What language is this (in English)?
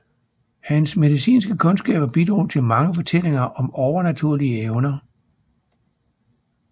Danish